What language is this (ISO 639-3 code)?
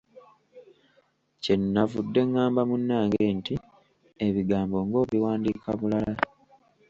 lug